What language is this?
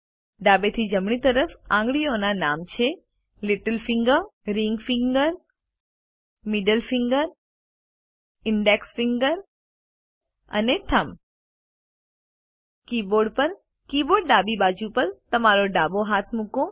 Gujarati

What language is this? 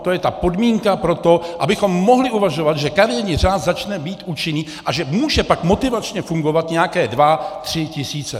Czech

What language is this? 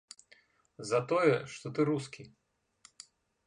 Belarusian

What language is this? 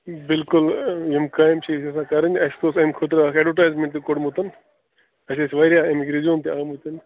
Kashmiri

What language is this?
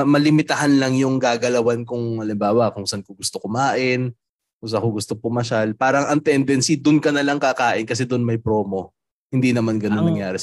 Filipino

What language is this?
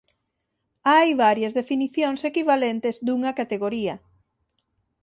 Galician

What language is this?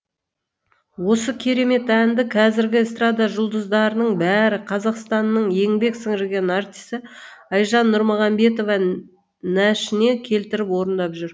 Kazakh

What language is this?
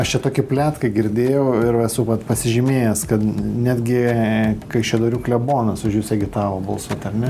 Lithuanian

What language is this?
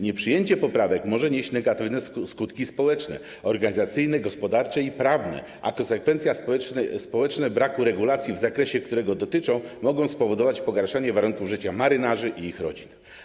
Polish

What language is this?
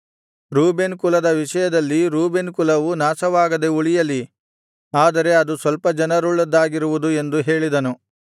Kannada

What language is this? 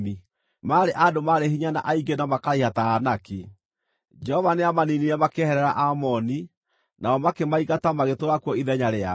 Kikuyu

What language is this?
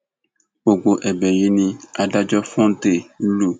Yoruba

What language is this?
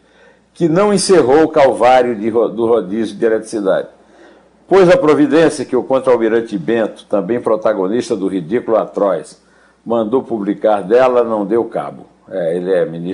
Portuguese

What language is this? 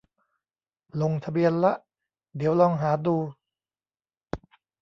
Thai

